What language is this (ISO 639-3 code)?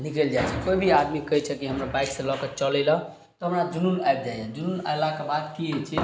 mai